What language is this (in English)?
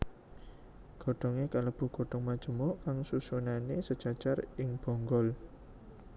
Javanese